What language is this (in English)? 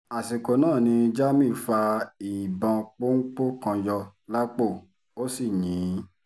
Yoruba